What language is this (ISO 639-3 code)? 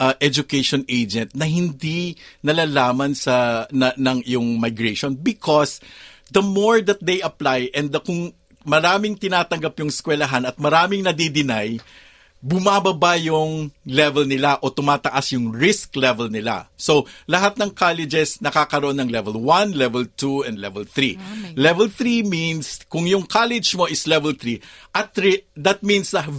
fil